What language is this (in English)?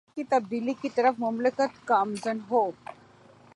Urdu